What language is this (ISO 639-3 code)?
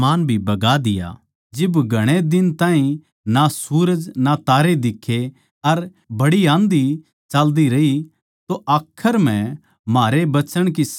bgc